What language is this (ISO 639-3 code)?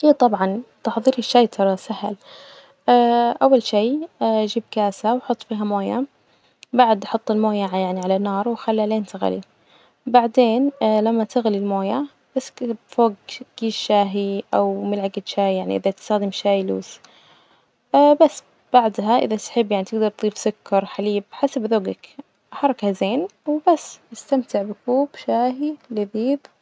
ars